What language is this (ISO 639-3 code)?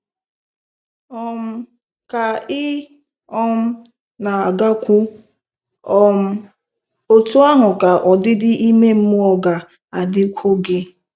ibo